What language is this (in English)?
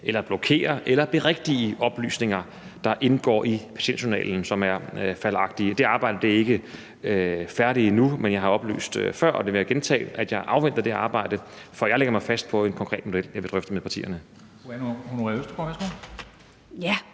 Danish